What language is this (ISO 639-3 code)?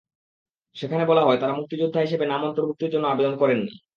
ben